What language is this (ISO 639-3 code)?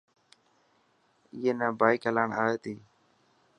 mki